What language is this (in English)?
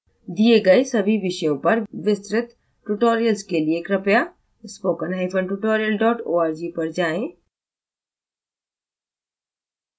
Hindi